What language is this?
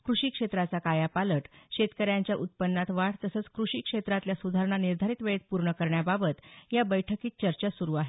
Marathi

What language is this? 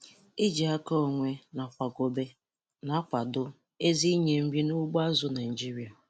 Igbo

